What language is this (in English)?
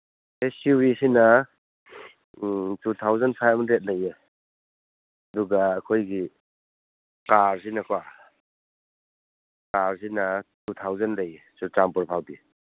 Manipuri